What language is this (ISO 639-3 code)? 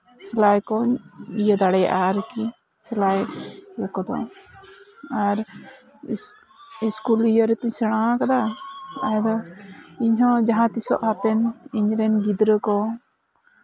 sat